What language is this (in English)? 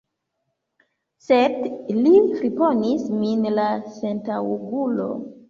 Esperanto